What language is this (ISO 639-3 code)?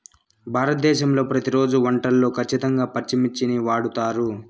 tel